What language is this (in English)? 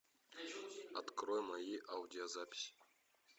Russian